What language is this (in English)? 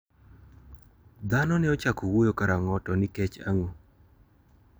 Luo (Kenya and Tanzania)